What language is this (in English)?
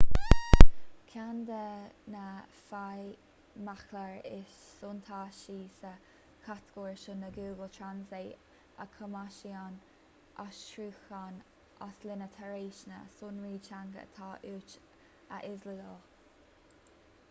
Irish